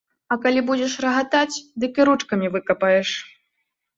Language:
Belarusian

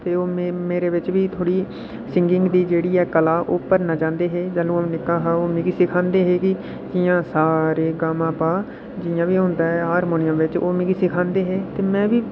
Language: Dogri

